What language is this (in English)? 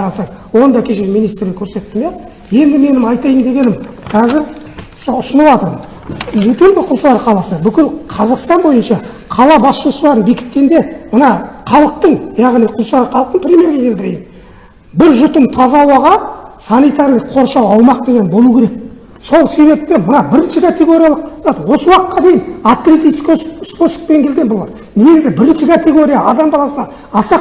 Turkish